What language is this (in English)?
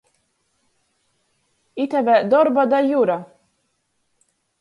Latgalian